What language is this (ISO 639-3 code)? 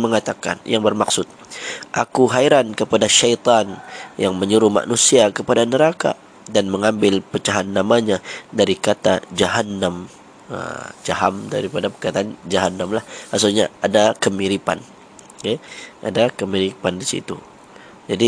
msa